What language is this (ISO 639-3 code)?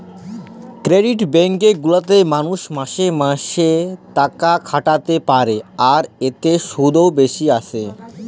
ben